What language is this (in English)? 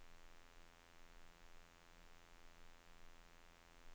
Norwegian